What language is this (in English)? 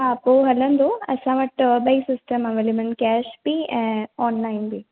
Sindhi